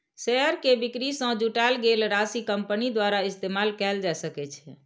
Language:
Maithili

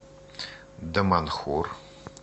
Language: Russian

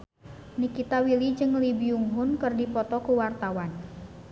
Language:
Sundanese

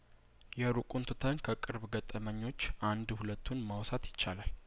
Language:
Amharic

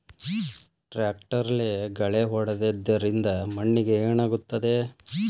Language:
Kannada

